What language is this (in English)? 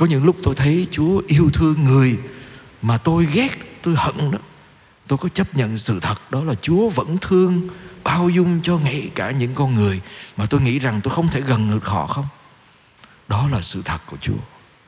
Vietnamese